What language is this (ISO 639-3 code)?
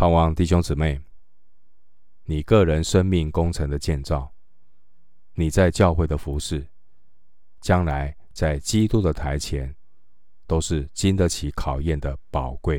zho